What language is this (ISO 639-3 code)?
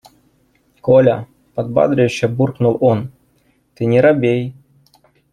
rus